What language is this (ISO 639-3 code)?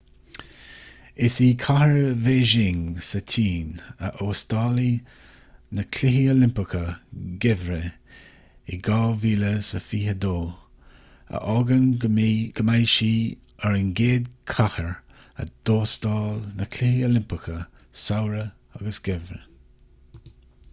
gle